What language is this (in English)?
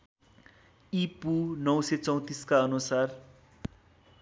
Nepali